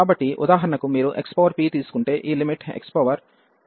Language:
Telugu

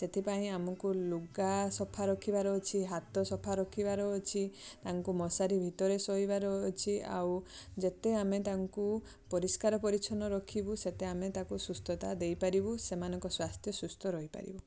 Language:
Odia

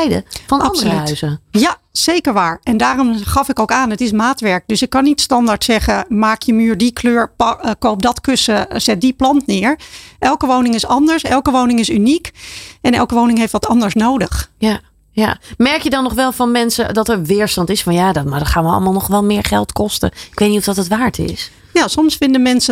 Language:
Dutch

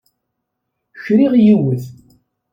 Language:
Kabyle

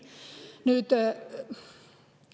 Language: Estonian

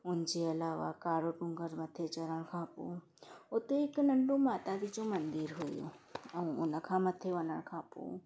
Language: Sindhi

